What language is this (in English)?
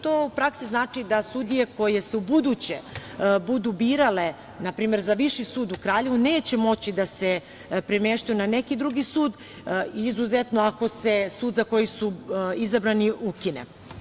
Serbian